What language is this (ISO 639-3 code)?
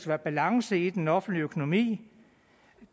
dan